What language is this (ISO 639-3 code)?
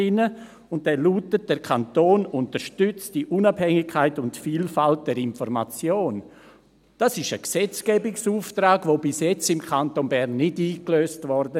gsw